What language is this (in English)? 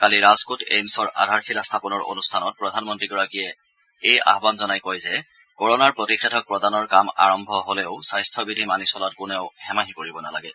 Assamese